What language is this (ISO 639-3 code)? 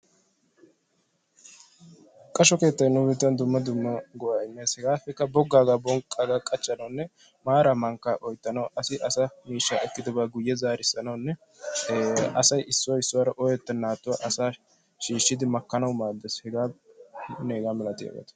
wal